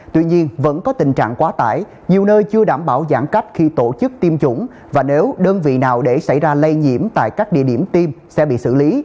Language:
Vietnamese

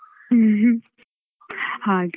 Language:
Kannada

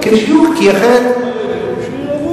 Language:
Hebrew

